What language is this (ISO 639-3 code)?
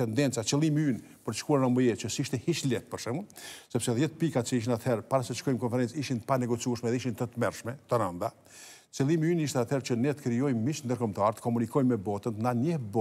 ron